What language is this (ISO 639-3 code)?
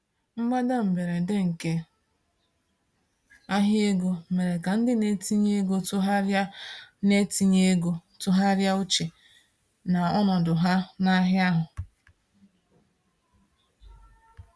ibo